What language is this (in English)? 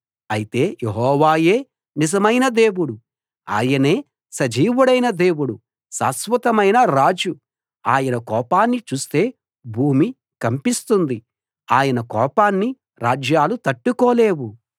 Telugu